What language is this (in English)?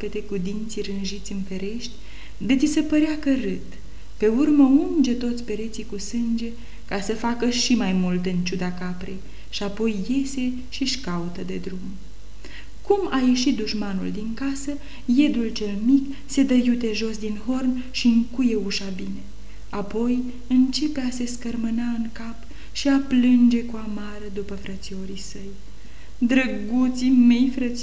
Romanian